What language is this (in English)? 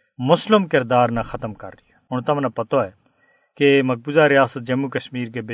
Urdu